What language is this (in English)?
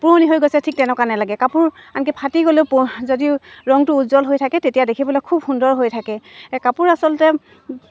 Assamese